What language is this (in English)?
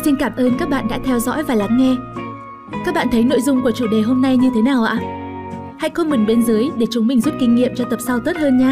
Vietnamese